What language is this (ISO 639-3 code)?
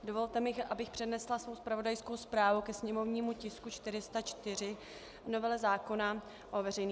ces